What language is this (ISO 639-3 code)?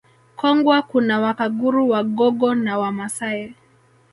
swa